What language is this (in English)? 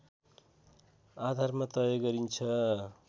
Nepali